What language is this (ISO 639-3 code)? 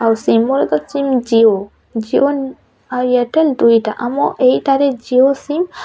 ori